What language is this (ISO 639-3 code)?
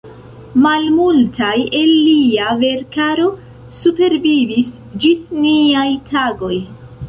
epo